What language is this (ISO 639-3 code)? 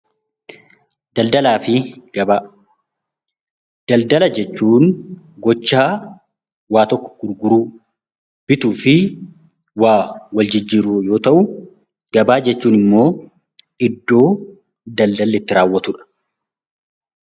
orm